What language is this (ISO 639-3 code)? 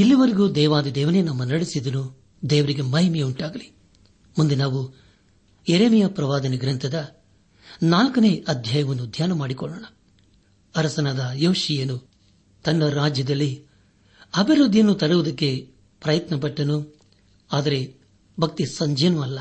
kan